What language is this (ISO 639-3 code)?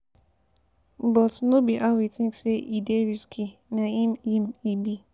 pcm